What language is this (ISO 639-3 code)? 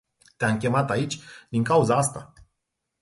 ron